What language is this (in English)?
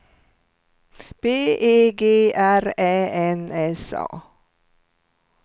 Swedish